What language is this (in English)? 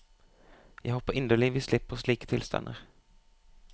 Norwegian